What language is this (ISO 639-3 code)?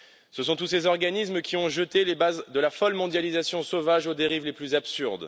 fra